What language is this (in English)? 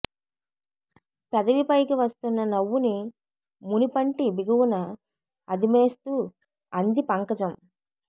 Telugu